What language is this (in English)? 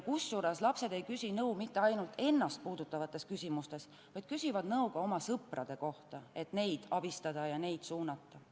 Estonian